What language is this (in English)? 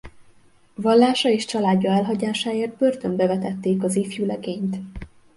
Hungarian